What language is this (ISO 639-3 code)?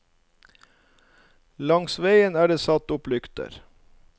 nor